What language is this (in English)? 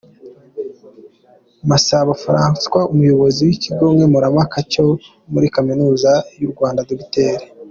Kinyarwanda